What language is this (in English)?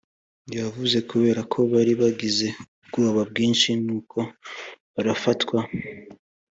Kinyarwanda